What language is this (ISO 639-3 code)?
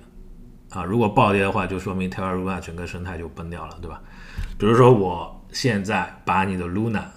zho